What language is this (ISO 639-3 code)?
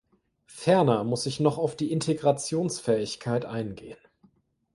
deu